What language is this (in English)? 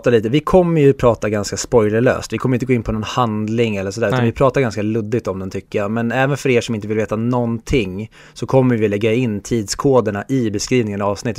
Swedish